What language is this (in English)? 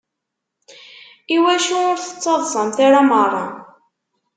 Kabyle